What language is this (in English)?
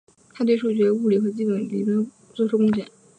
Chinese